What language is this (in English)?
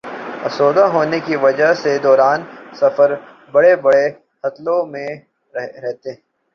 Urdu